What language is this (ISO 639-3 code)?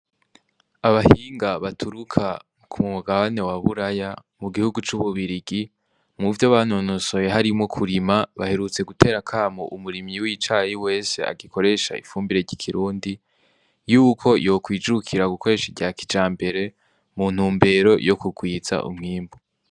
run